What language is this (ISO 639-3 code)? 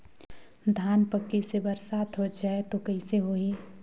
hne